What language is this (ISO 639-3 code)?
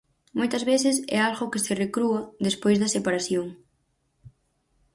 glg